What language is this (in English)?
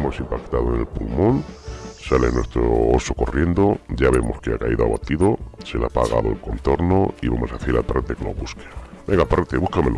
Spanish